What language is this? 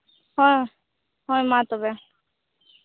Santali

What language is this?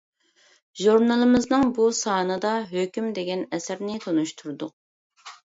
Uyghur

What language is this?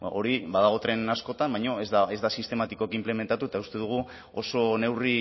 Basque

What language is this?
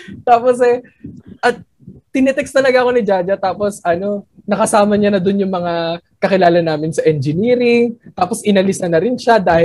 Filipino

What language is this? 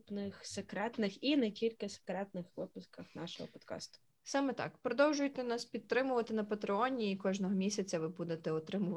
Ukrainian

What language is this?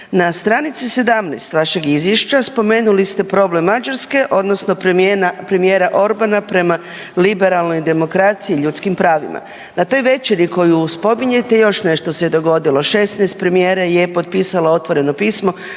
Croatian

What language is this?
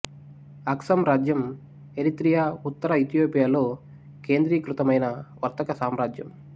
Telugu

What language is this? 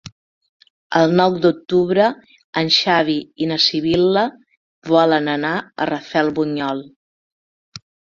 Catalan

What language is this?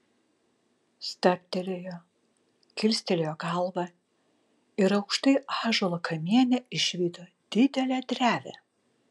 Lithuanian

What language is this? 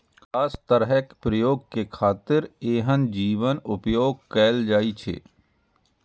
Maithili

